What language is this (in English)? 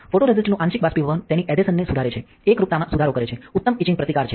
Gujarati